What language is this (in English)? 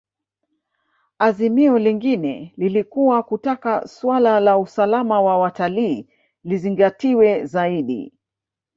Swahili